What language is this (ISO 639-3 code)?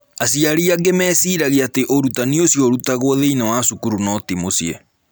kik